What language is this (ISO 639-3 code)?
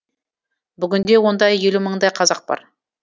kaz